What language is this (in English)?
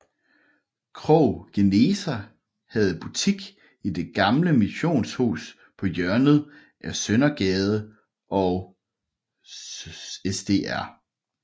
Danish